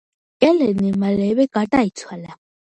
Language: Georgian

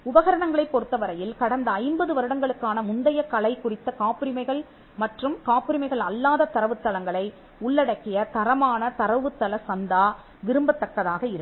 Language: Tamil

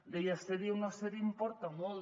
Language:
Catalan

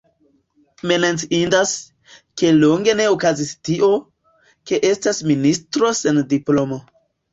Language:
Esperanto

